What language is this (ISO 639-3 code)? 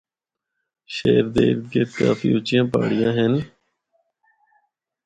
hno